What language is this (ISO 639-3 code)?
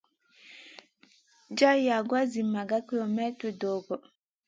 mcn